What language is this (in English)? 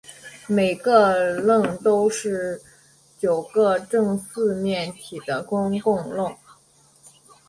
Chinese